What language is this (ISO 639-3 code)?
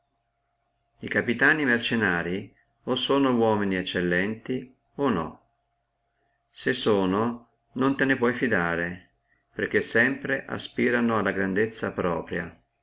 ita